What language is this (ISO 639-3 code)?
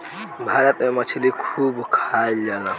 bho